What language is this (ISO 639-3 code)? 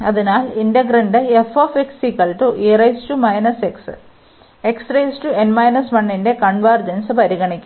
mal